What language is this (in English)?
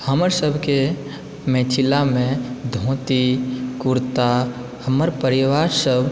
Maithili